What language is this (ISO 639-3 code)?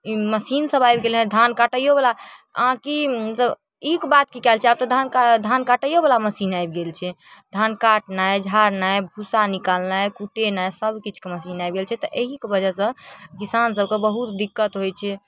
mai